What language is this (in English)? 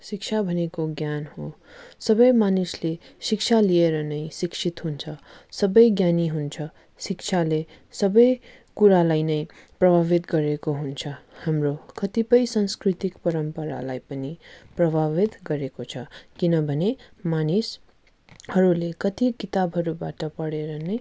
Nepali